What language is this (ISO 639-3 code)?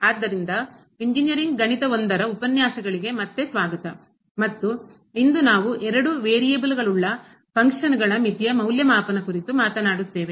kan